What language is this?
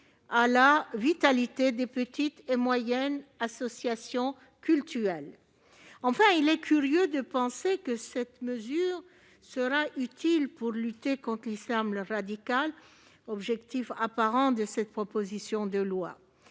French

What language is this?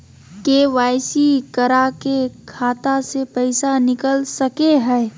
Magahi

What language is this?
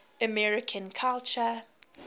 English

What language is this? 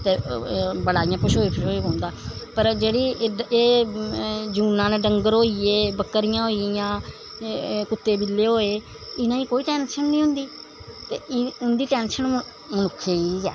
Dogri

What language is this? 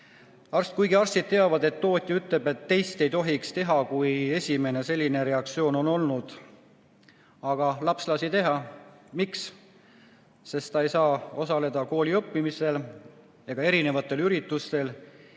Estonian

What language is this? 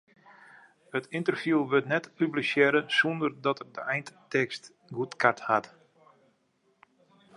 Western Frisian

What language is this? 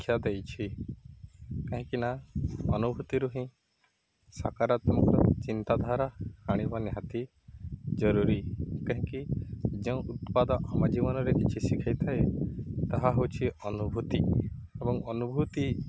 Odia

